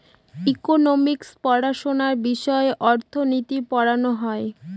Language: Bangla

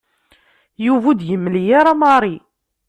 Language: Kabyle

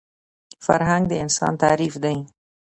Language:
Pashto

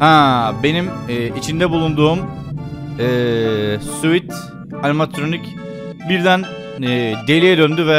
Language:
Turkish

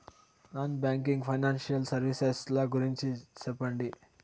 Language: Telugu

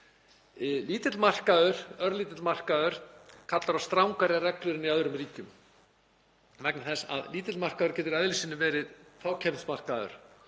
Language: Icelandic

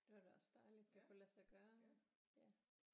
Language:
Danish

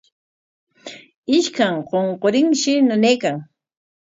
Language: Corongo Ancash Quechua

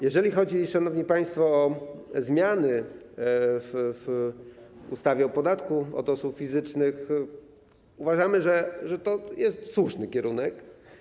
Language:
Polish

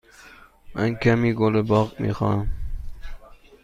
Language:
Persian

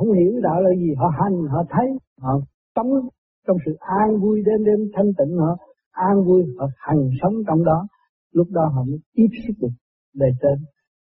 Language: Vietnamese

